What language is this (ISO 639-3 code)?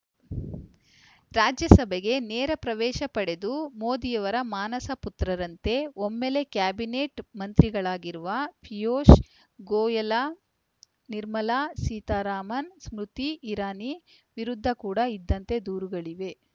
kan